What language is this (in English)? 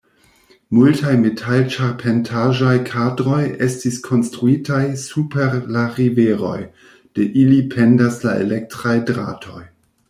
Esperanto